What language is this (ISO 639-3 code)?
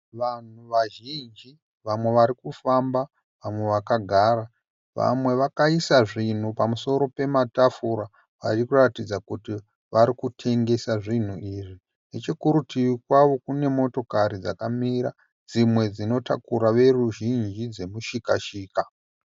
sna